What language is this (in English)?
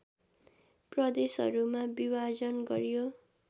Nepali